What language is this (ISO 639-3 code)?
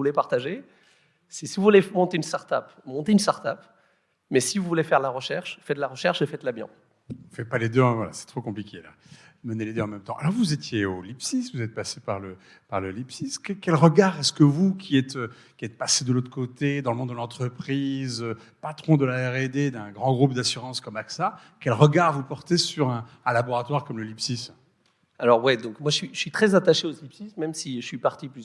fra